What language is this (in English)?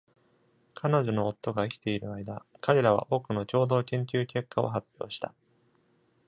Japanese